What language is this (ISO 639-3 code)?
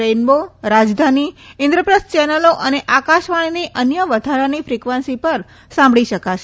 guj